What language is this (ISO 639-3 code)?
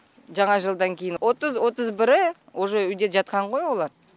kaz